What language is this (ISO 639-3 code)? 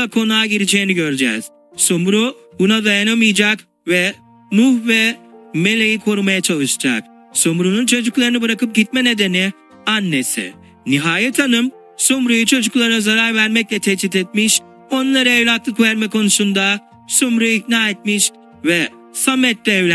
tur